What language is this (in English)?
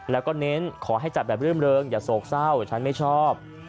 Thai